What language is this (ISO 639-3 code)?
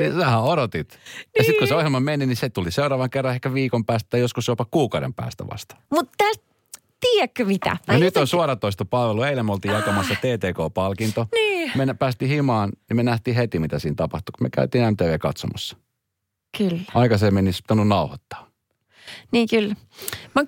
fin